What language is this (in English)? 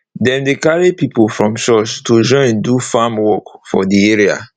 Nigerian Pidgin